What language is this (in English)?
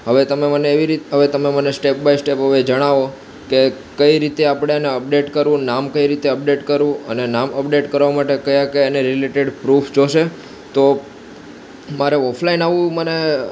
Gujarati